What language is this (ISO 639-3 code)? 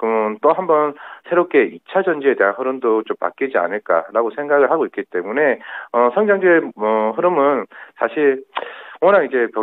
kor